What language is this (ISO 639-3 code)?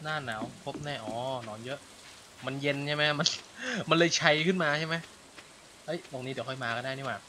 tha